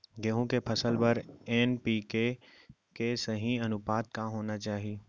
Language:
Chhattisgarhi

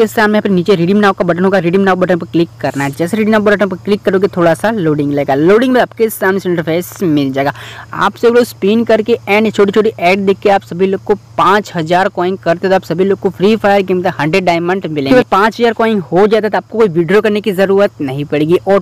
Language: Hindi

